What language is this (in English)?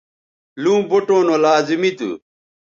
Bateri